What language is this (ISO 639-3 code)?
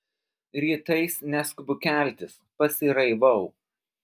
lit